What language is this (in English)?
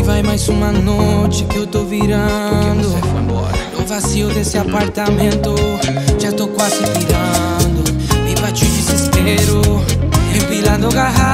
Spanish